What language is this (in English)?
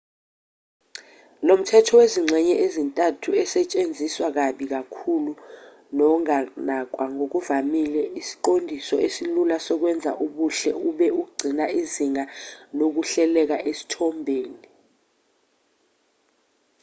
Zulu